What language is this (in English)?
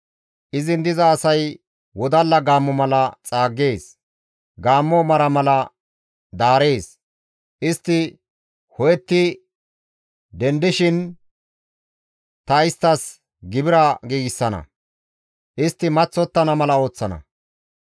Gamo